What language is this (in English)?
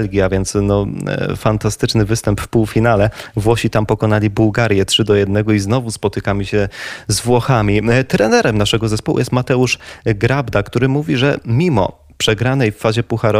Polish